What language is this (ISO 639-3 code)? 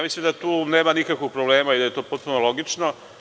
srp